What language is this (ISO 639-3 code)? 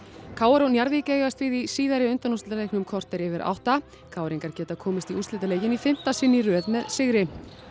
isl